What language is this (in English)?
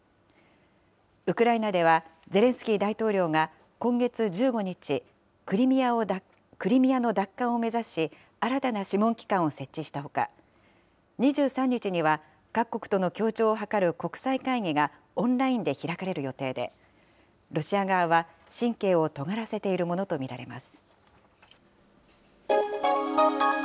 Japanese